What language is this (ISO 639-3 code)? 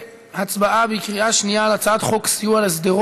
heb